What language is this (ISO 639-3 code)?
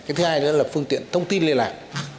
vie